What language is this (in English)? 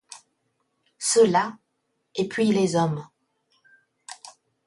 French